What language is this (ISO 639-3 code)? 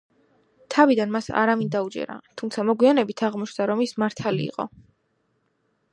kat